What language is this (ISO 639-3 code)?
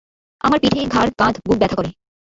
ben